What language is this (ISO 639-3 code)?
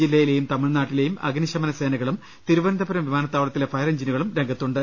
mal